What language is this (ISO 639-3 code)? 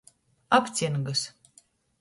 ltg